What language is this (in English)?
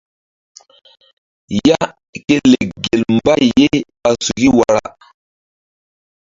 Mbum